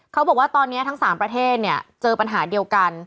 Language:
Thai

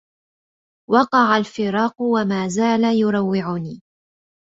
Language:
Arabic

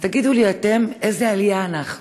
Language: Hebrew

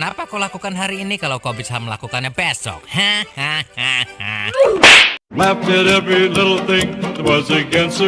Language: Indonesian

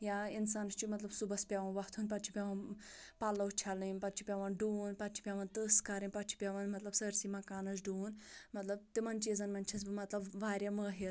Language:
Kashmiri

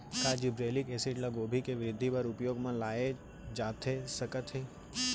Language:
Chhattisgarhi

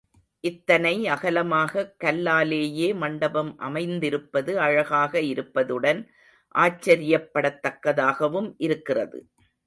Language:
Tamil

